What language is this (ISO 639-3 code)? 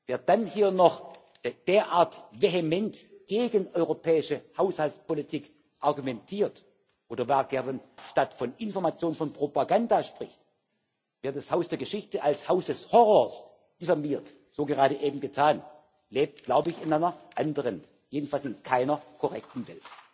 deu